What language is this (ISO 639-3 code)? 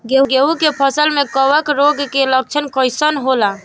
bho